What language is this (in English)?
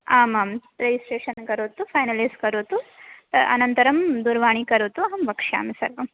Sanskrit